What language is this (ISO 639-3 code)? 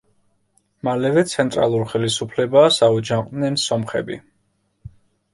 kat